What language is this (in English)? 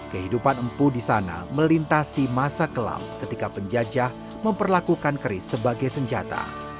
Indonesian